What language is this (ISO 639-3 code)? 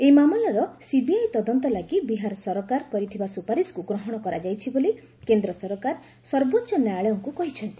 ori